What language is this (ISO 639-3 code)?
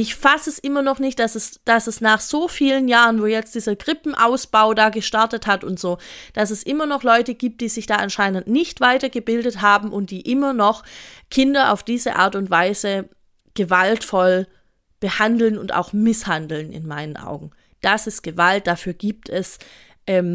deu